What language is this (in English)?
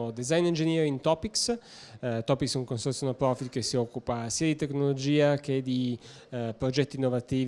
Italian